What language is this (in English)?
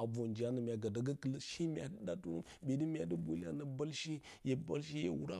Bacama